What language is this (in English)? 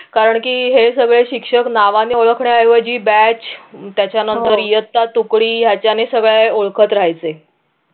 Marathi